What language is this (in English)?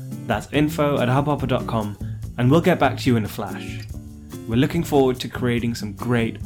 Hindi